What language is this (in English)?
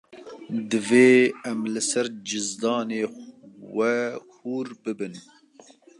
Kurdish